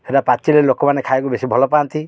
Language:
Odia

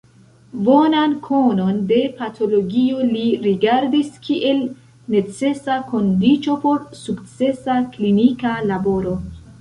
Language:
Esperanto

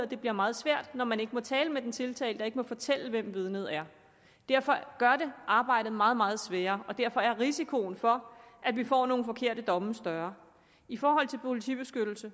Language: Danish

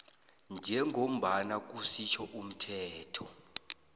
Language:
South Ndebele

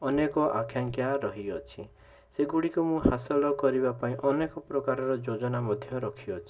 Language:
Odia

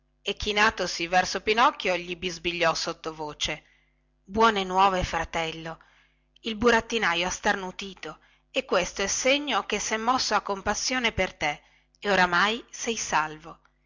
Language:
Italian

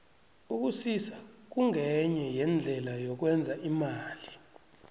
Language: South Ndebele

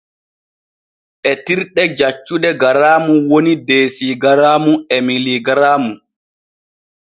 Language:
Borgu Fulfulde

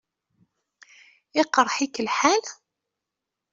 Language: Kabyle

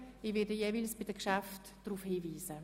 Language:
Swiss German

